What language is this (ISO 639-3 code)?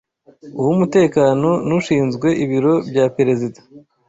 kin